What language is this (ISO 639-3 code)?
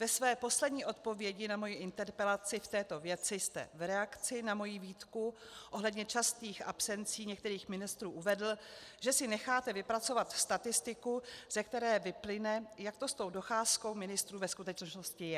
ces